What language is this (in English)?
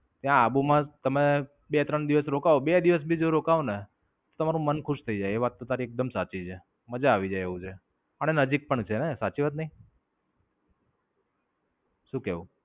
Gujarati